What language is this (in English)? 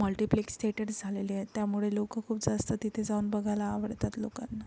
Marathi